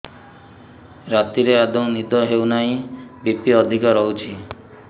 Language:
Odia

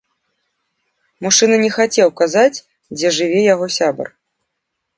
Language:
Belarusian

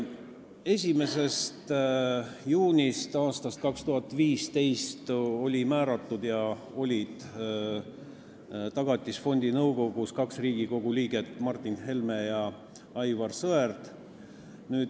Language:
Estonian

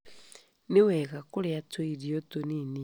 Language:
Kikuyu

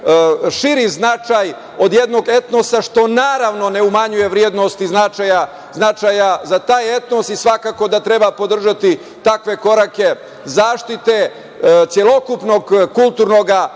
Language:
Serbian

